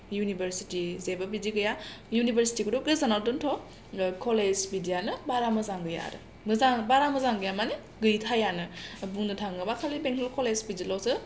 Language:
Bodo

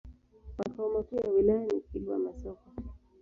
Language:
Swahili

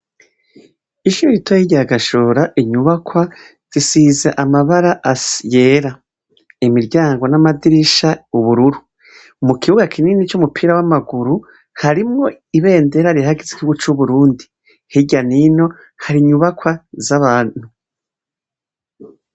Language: Rundi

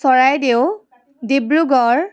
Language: Assamese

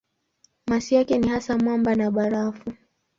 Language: Swahili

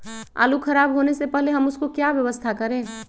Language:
Magahi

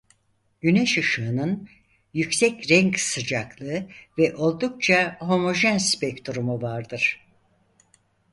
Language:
Turkish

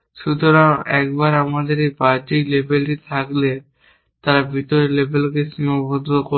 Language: Bangla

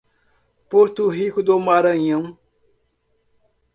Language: Portuguese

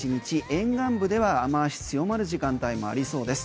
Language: Japanese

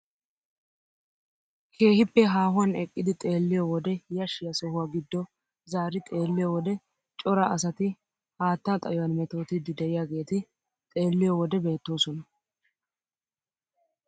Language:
Wolaytta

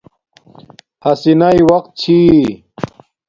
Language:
Domaaki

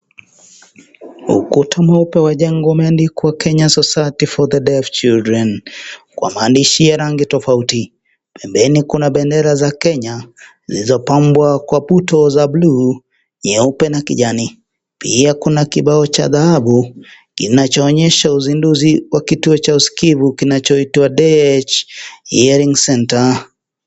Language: Swahili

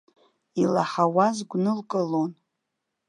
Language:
Abkhazian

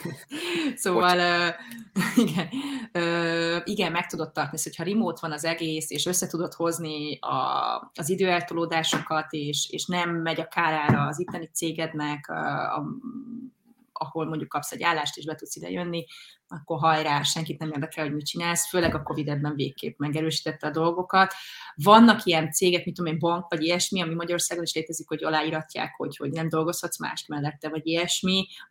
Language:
Hungarian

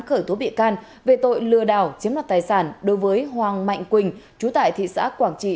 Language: Vietnamese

